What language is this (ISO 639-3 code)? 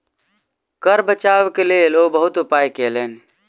mai